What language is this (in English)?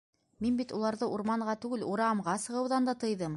Bashkir